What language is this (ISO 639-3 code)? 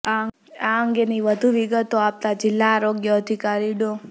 guj